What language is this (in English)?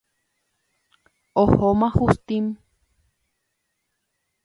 Guarani